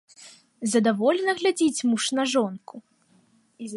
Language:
Belarusian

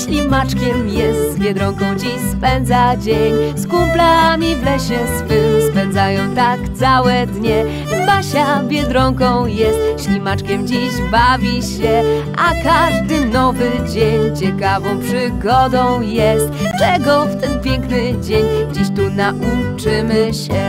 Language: Polish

